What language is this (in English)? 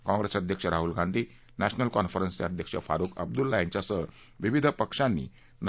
Marathi